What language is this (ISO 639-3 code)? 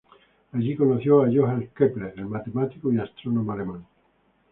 spa